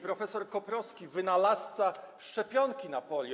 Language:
Polish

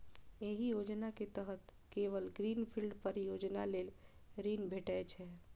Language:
Maithili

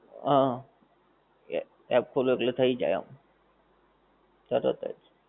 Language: Gujarati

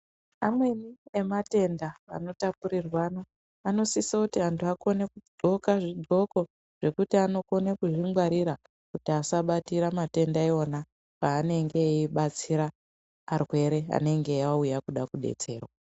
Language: Ndau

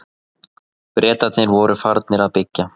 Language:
Icelandic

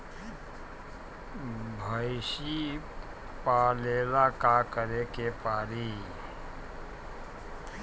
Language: Bhojpuri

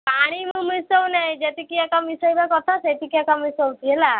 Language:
Odia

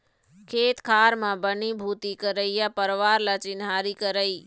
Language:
Chhattisgarhi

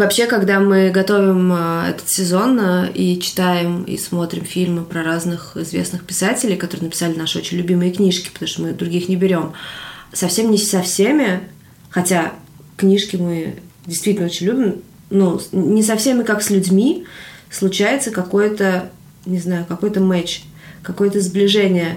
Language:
Russian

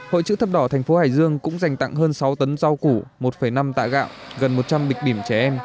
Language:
Vietnamese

